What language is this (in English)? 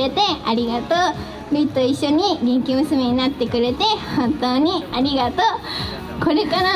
Japanese